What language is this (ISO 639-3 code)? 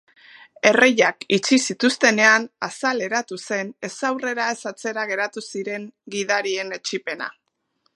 eus